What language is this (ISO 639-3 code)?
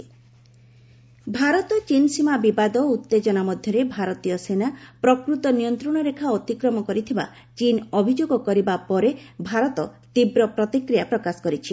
ori